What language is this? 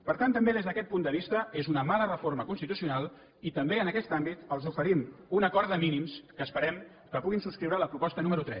Catalan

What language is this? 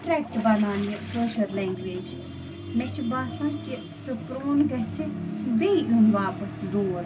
Kashmiri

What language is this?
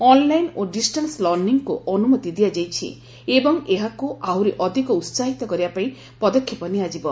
Odia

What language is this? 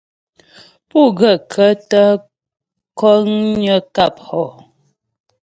Ghomala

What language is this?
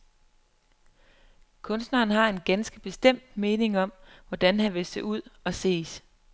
Danish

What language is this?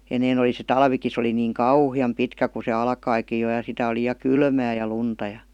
Finnish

